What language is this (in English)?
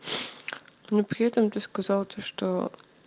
Russian